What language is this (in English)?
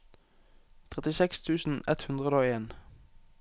Norwegian